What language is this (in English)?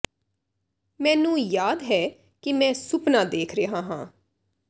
Punjabi